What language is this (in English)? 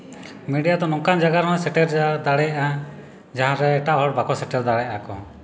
Santali